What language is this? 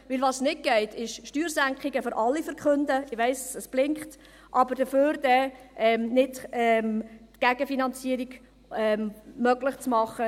Swiss German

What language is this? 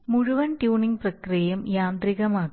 Malayalam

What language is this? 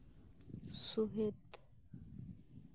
Santali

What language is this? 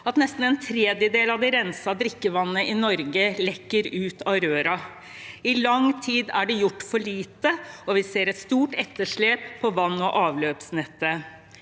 Norwegian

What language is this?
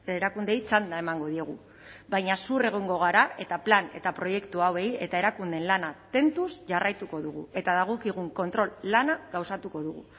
Basque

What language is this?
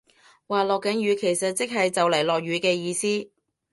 Cantonese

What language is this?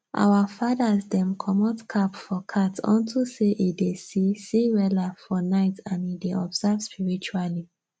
Nigerian Pidgin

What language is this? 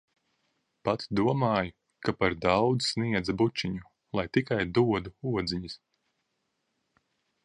Latvian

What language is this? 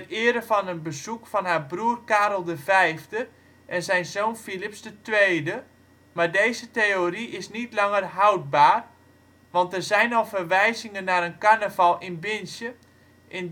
Dutch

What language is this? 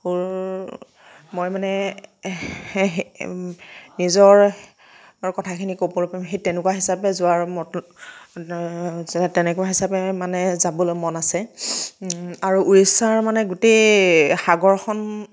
Assamese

